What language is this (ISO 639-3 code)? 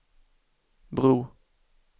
swe